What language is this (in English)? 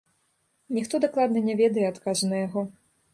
Belarusian